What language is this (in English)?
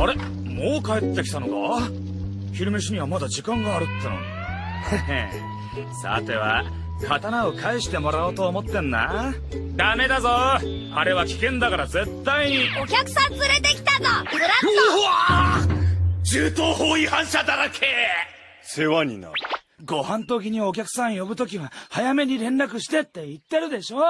Japanese